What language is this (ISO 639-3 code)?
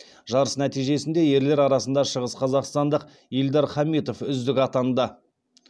kaz